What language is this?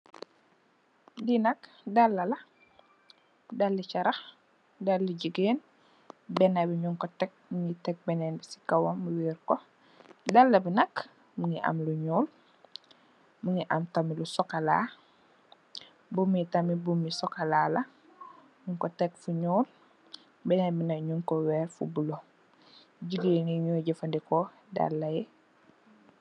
Wolof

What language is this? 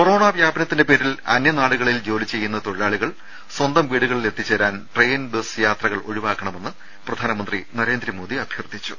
Malayalam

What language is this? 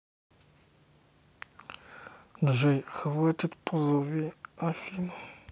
Russian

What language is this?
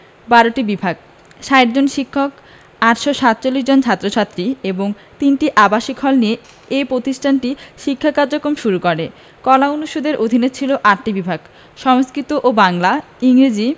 Bangla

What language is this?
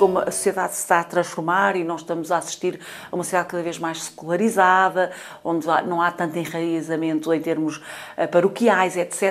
Portuguese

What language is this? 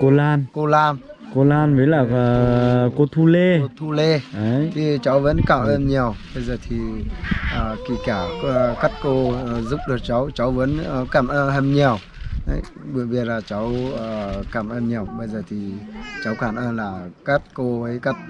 Vietnamese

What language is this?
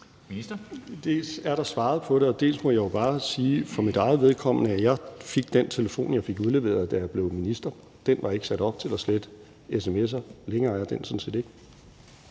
Danish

